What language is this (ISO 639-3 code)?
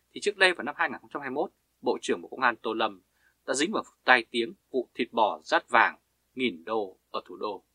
vie